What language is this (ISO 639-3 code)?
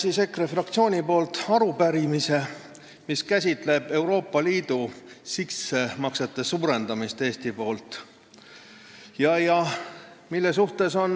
est